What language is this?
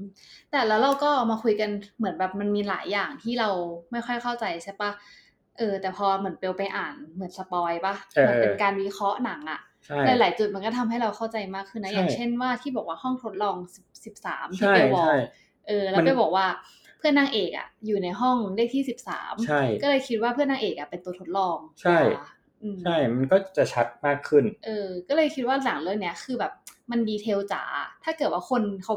Thai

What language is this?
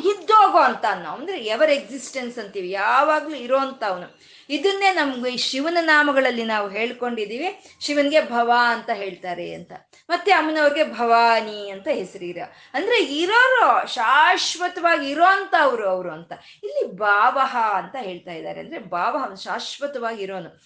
Kannada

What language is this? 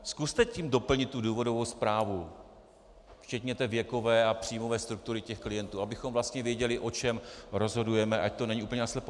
Czech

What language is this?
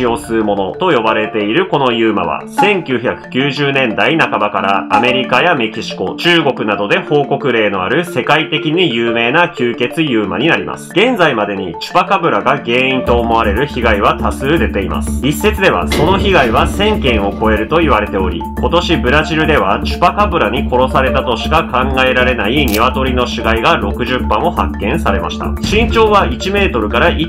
Japanese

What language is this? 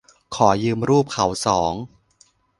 Thai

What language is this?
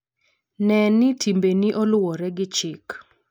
Luo (Kenya and Tanzania)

